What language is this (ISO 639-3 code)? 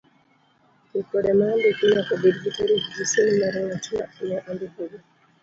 luo